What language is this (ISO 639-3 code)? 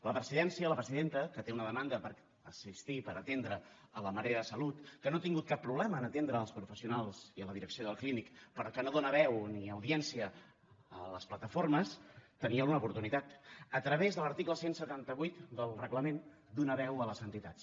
cat